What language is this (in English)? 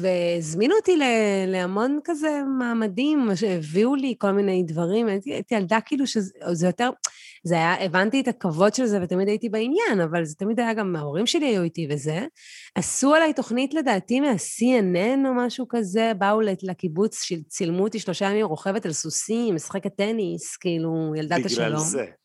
Hebrew